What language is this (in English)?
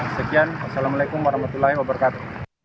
Indonesian